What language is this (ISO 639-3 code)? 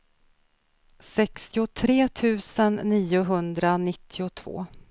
swe